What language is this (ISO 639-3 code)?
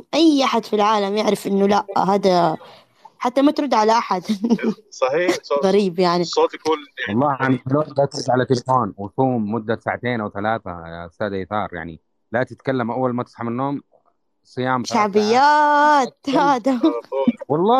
ara